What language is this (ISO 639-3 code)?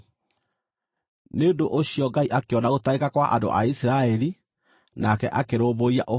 kik